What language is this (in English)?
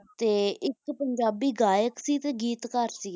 Punjabi